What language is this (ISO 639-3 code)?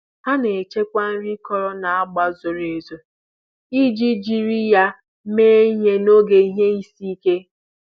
ibo